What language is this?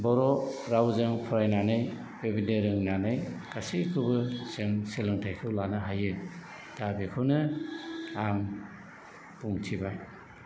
Bodo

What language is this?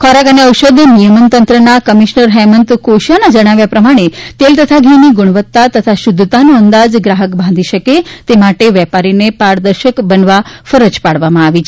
Gujarati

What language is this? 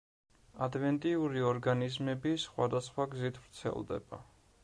Georgian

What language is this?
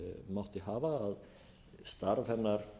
Icelandic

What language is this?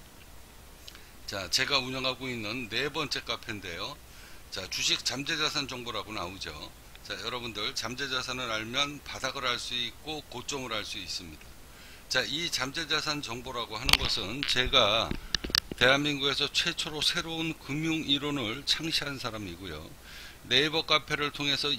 Korean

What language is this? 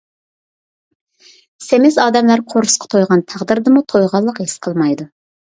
Uyghur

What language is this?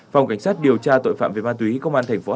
Vietnamese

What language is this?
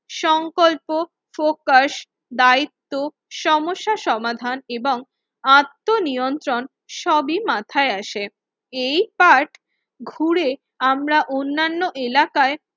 Bangla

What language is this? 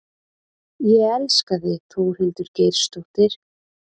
Icelandic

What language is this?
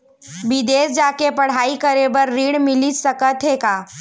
Chhattisgarhi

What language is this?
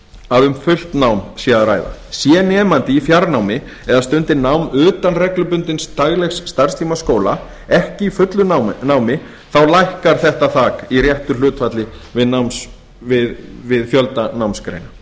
Icelandic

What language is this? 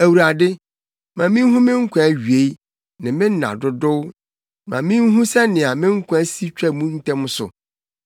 Akan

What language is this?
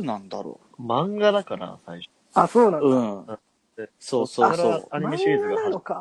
Japanese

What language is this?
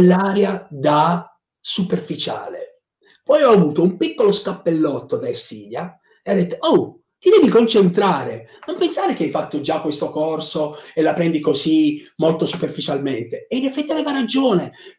Italian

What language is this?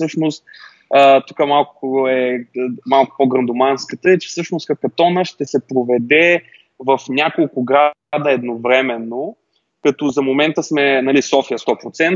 Bulgarian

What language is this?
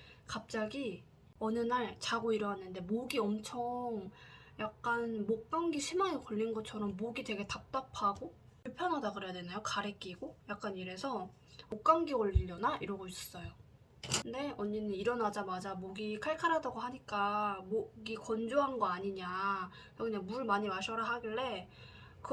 Korean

